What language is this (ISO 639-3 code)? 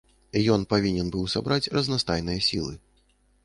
bel